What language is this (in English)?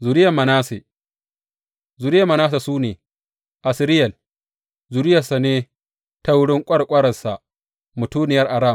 Hausa